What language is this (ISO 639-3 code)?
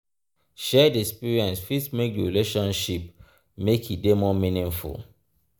pcm